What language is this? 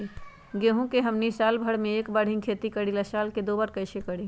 Magahi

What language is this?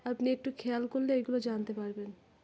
Bangla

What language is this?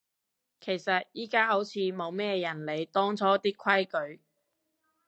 Cantonese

